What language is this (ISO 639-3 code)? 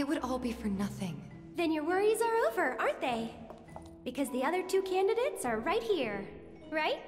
eng